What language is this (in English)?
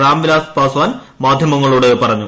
Malayalam